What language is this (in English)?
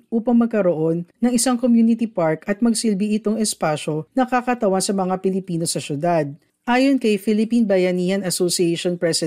Filipino